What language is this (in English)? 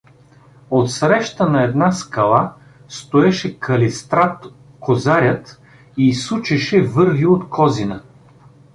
Bulgarian